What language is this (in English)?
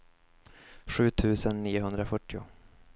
Swedish